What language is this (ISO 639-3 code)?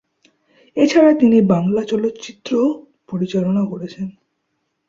ben